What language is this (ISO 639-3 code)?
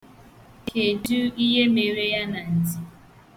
ibo